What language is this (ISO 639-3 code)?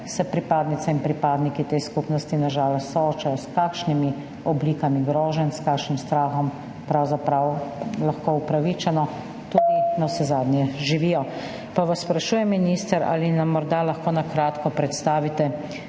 slv